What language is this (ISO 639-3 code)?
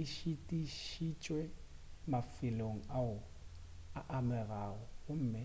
nso